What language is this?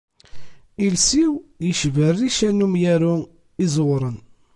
Kabyle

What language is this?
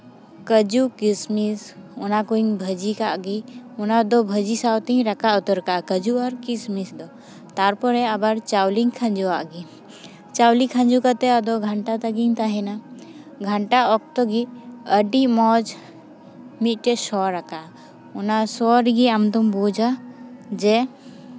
Santali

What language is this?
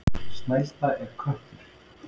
Icelandic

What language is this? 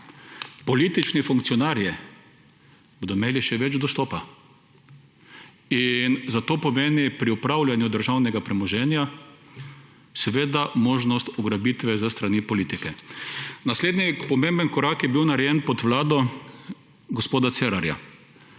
Slovenian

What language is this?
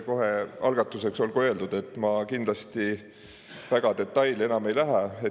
Estonian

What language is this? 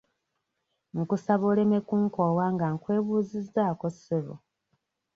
Ganda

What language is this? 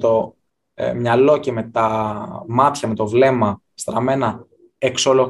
Greek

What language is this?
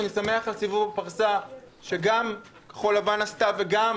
Hebrew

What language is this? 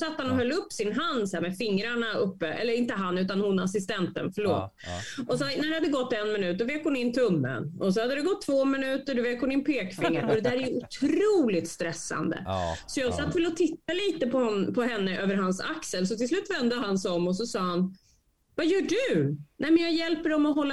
Swedish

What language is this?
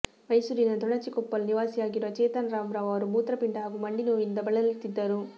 Kannada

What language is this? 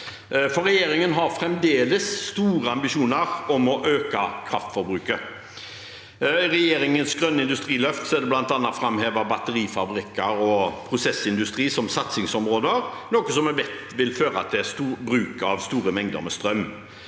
Norwegian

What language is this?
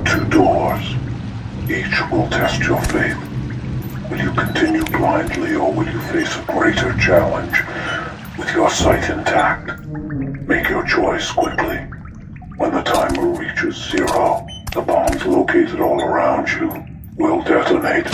English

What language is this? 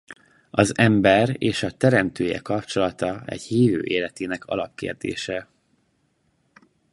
Hungarian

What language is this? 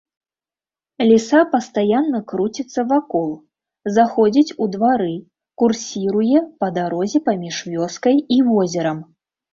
Belarusian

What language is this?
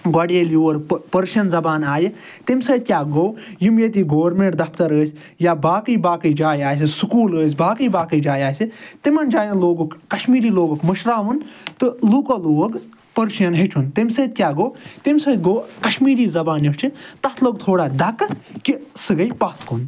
Kashmiri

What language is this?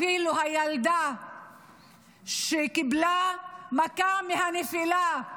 Hebrew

